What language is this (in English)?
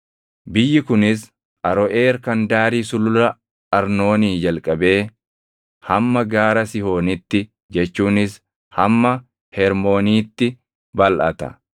Oromo